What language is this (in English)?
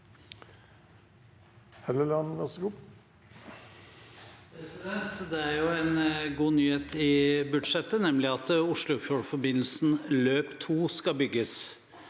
Norwegian